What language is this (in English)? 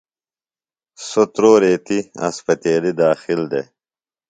Phalura